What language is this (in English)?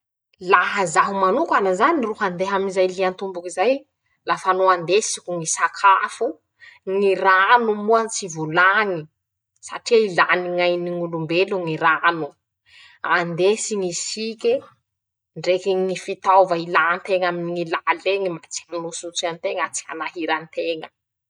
Masikoro Malagasy